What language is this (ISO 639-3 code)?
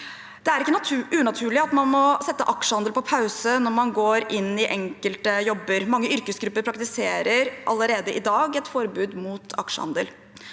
nor